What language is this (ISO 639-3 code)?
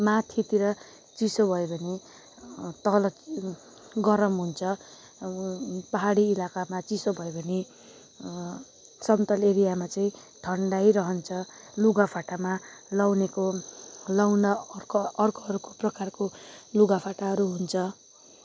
nep